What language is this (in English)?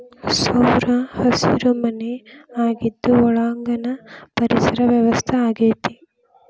Kannada